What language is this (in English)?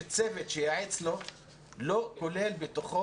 Hebrew